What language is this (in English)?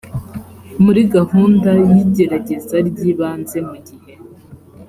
Kinyarwanda